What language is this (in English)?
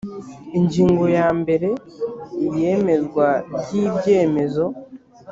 Kinyarwanda